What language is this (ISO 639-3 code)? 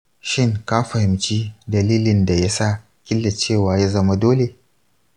hau